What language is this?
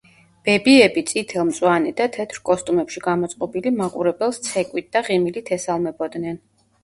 Georgian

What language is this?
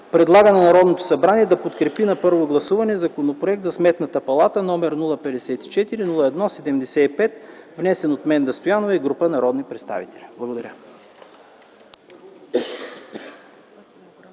Bulgarian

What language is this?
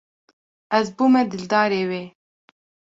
Kurdish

